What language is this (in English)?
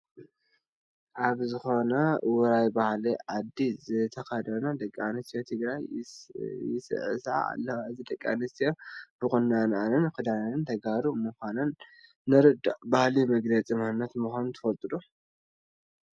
Tigrinya